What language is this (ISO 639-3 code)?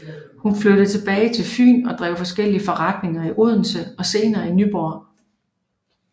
dan